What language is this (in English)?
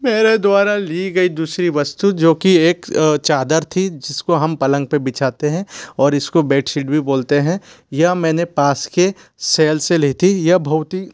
Hindi